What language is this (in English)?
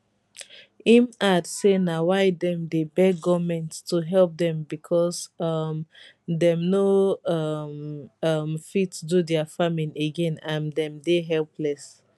Nigerian Pidgin